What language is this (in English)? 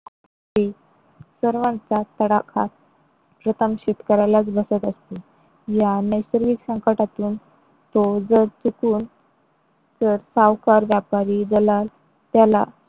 Marathi